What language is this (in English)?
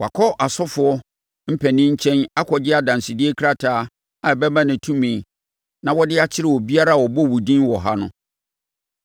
Akan